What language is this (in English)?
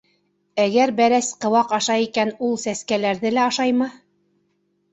Bashkir